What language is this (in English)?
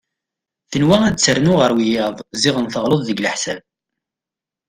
Kabyle